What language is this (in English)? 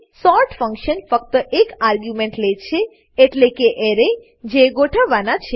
Gujarati